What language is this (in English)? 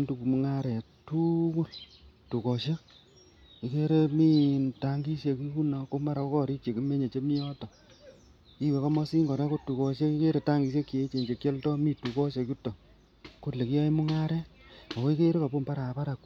Kalenjin